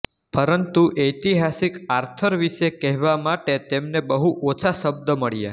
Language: Gujarati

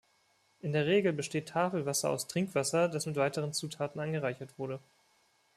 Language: German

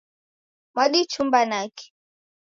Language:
Taita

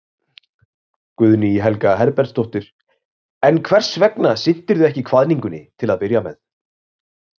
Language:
Icelandic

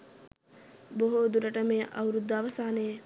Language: Sinhala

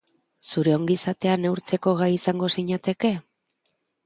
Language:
Basque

